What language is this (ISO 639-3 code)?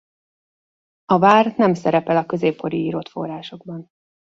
hun